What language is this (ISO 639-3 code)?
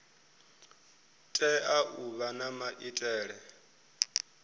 ven